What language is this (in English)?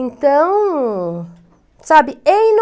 Portuguese